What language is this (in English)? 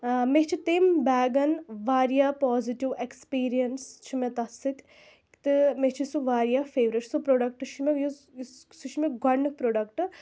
Kashmiri